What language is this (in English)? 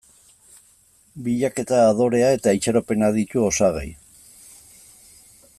Basque